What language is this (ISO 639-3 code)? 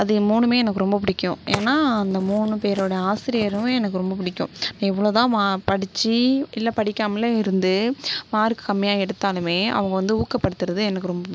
tam